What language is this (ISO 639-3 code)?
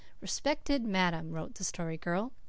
eng